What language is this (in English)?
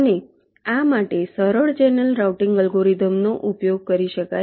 Gujarati